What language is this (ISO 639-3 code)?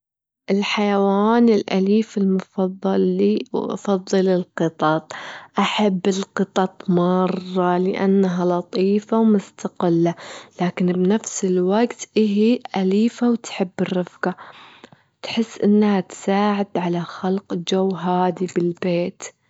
afb